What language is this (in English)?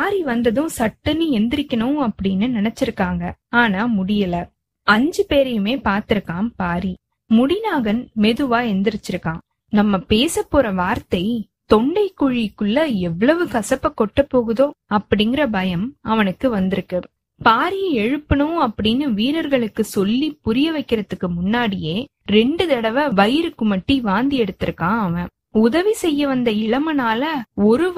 Tamil